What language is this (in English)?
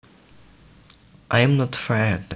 Javanese